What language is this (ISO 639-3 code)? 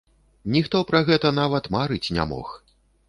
bel